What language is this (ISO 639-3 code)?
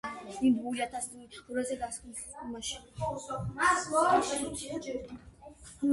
kat